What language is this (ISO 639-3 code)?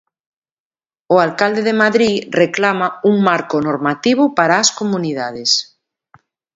glg